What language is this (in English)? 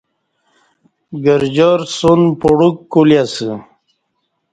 Kati